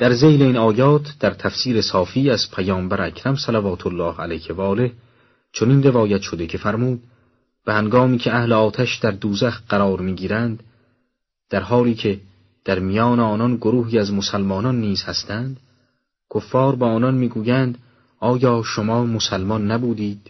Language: Persian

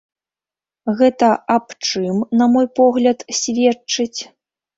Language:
Belarusian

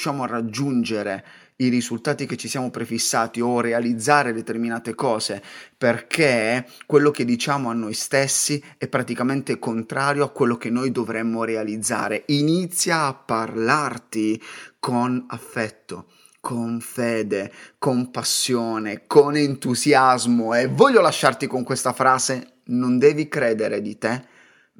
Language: Italian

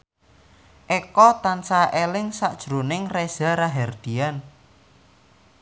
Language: Javanese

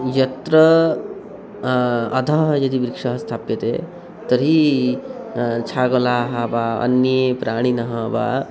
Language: Sanskrit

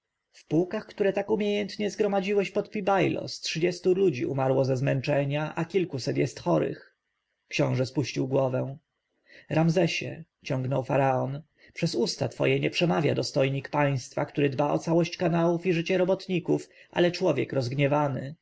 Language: Polish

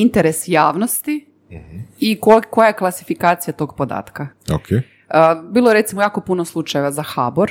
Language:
Croatian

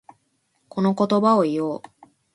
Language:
Japanese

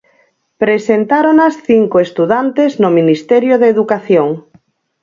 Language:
Galician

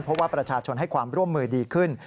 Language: Thai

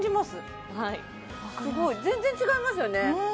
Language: Japanese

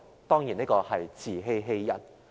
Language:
Cantonese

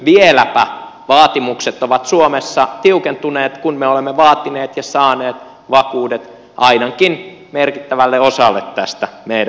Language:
Finnish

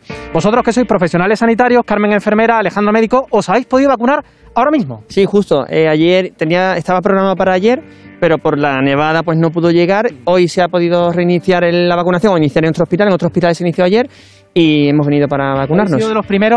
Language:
Spanish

